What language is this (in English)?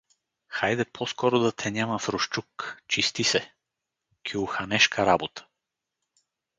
Bulgarian